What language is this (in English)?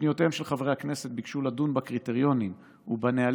Hebrew